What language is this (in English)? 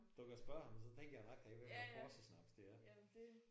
Danish